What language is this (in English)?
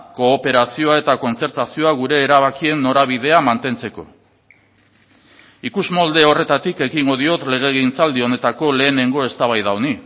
Basque